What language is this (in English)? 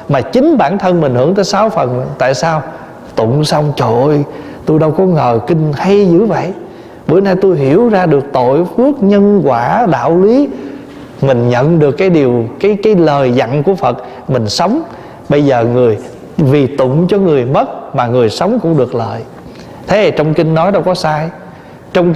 Vietnamese